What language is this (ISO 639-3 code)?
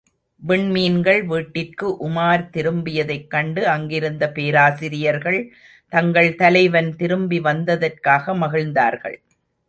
tam